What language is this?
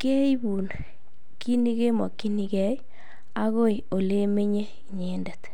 Kalenjin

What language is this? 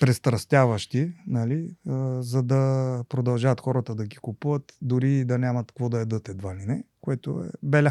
Bulgarian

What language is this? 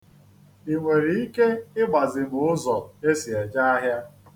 Igbo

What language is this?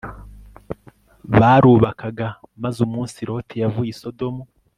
Kinyarwanda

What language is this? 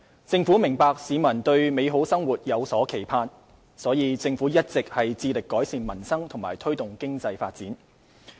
Cantonese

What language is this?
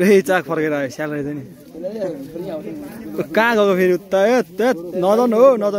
Arabic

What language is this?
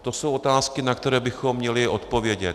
Czech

